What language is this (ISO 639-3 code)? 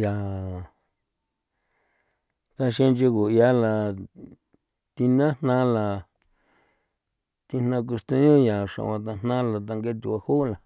pow